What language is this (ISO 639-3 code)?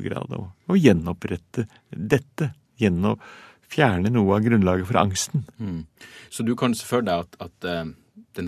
nor